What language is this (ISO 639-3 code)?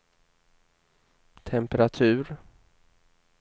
swe